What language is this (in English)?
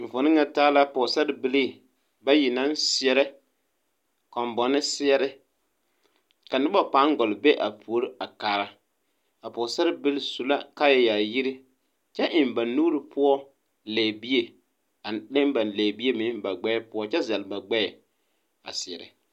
Southern Dagaare